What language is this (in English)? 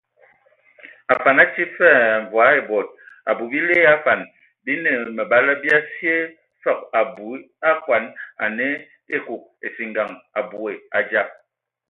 Ewondo